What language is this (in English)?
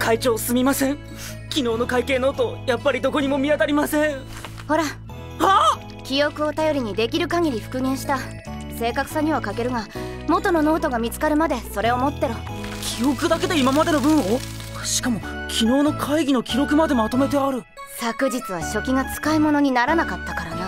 Japanese